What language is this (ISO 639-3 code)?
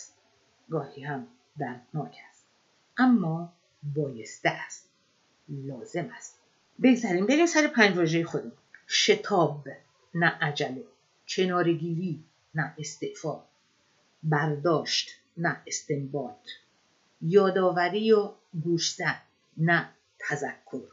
fas